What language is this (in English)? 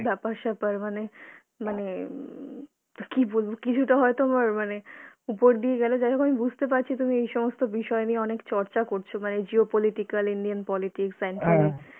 Bangla